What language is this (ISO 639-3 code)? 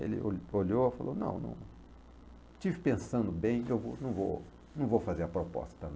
por